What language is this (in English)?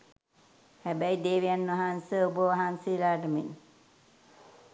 Sinhala